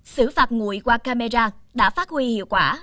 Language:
Vietnamese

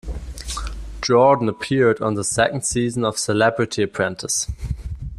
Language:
English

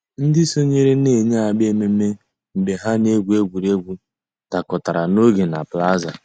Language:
Igbo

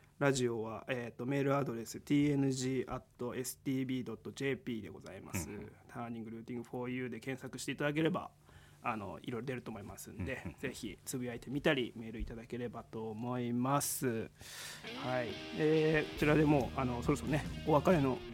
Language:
Japanese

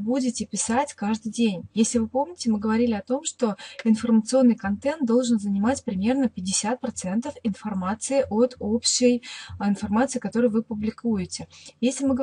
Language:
Russian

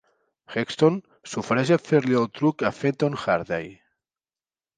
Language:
Catalan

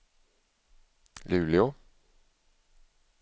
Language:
Swedish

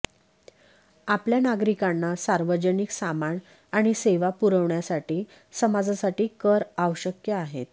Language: Marathi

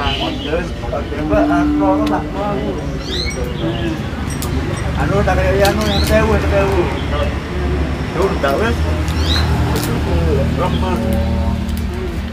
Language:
Indonesian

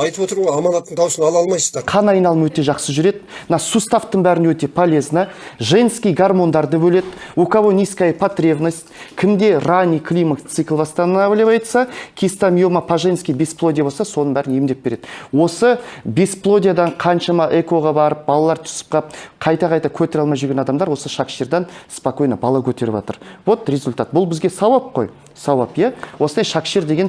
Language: Turkish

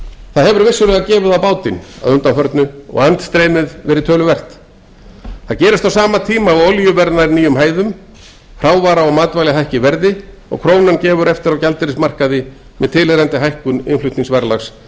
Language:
Icelandic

